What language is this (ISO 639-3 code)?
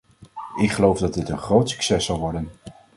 nld